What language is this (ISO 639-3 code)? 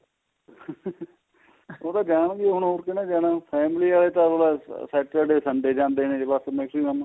pan